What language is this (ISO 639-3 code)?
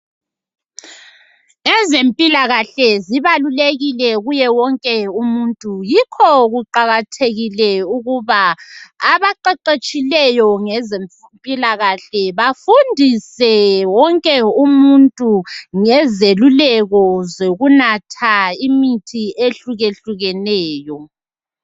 nde